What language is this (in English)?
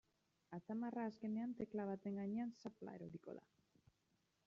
Basque